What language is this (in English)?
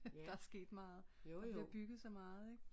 Danish